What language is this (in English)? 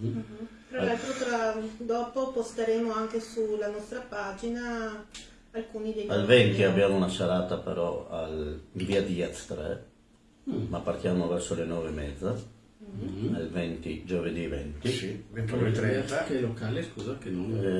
Italian